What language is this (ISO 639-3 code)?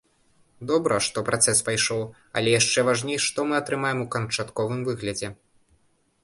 bel